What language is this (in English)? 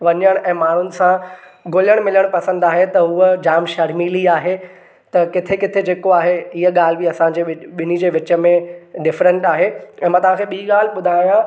Sindhi